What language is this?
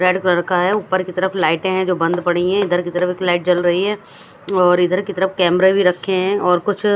Hindi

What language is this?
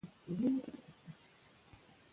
Pashto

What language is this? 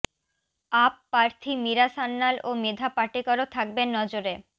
Bangla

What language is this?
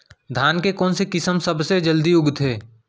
Chhattisgarhi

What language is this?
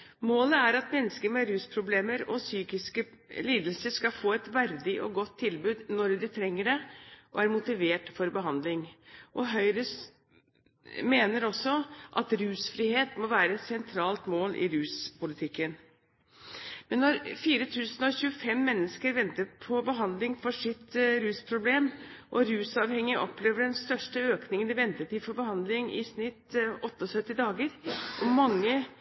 Norwegian Bokmål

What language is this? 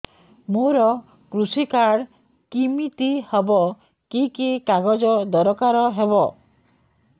Odia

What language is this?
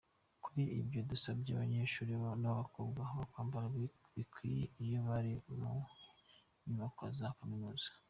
Kinyarwanda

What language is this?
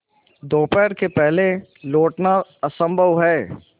Hindi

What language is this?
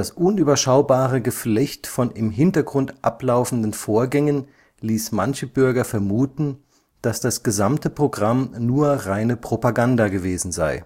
German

